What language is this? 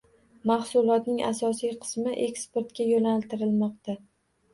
Uzbek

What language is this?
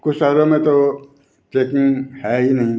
Hindi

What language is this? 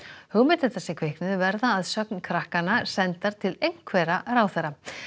Icelandic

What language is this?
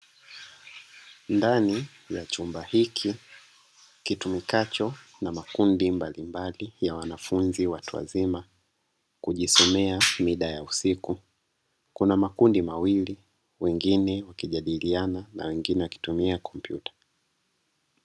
Swahili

